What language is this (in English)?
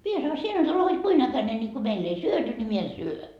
Finnish